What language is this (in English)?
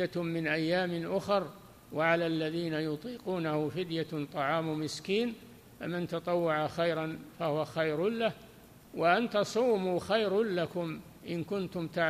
Arabic